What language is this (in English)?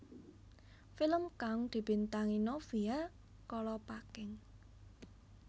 Javanese